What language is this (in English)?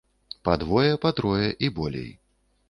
Belarusian